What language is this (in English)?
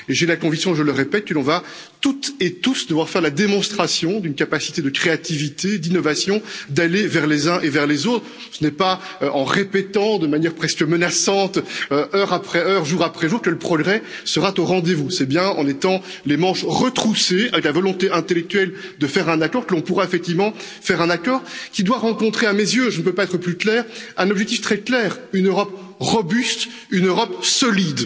French